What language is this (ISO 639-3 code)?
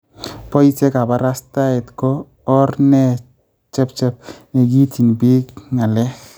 kln